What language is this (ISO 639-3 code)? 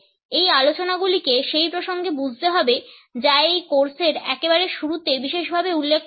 ben